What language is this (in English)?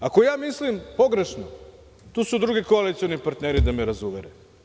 Serbian